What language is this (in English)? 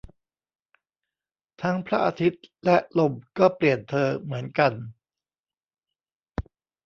Thai